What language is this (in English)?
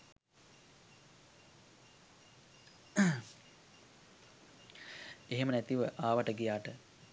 Sinhala